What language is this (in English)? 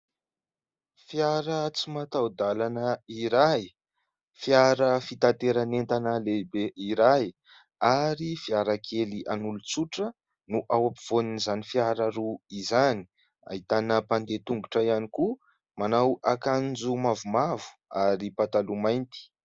Malagasy